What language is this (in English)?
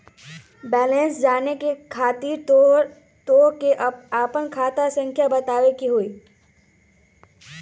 Magahi